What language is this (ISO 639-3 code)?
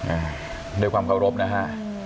tha